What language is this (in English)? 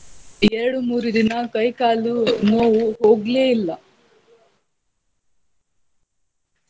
Kannada